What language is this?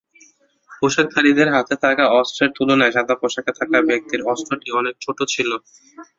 Bangla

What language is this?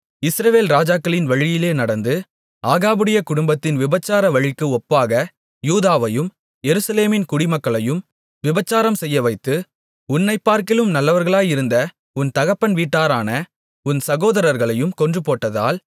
Tamil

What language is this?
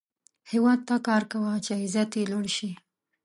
Pashto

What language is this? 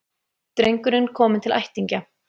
Icelandic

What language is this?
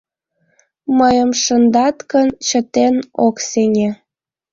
Mari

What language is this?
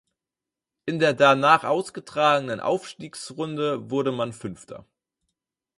German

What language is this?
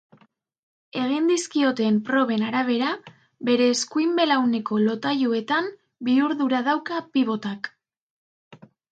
Basque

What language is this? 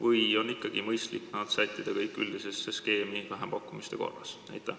Estonian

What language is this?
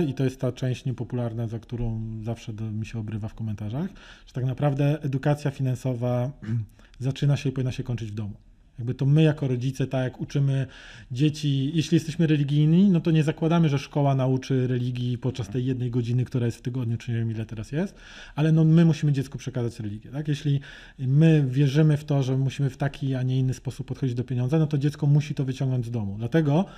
Polish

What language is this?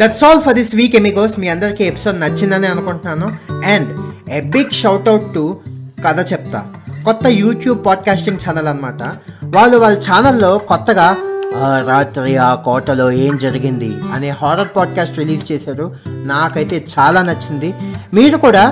Telugu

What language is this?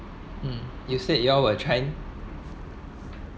English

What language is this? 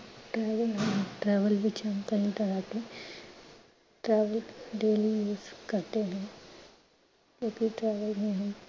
Punjabi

